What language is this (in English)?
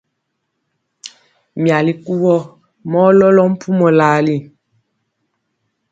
Mpiemo